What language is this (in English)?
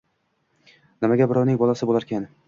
Uzbek